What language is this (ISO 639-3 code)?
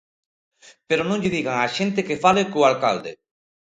glg